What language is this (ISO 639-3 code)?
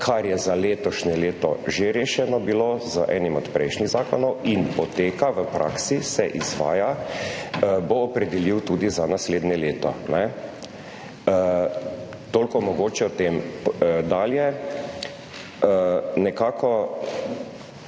slv